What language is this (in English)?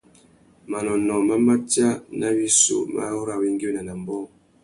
Tuki